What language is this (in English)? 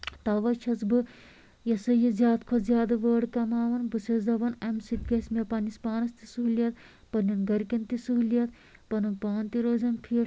Kashmiri